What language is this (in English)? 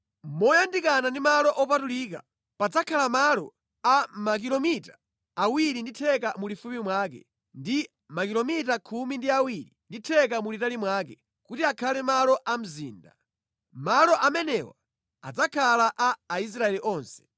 Nyanja